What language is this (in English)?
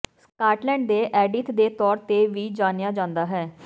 Punjabi